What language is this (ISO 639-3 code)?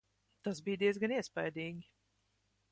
lav